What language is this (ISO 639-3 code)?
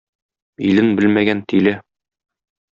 tat